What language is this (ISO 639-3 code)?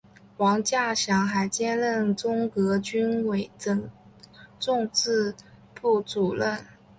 zho